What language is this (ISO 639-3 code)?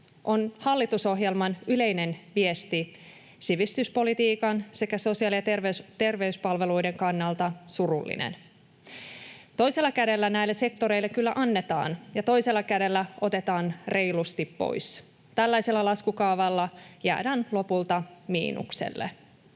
fin